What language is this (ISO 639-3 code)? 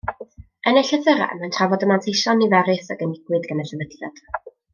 cym